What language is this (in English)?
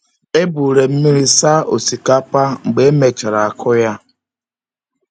Igbo